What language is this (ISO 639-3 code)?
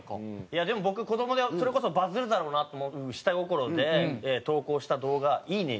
jpn